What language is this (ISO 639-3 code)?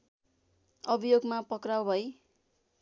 nep